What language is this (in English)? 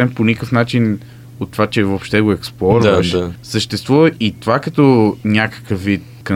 Bulgarian